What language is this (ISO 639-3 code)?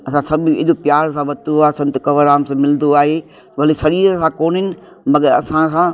snd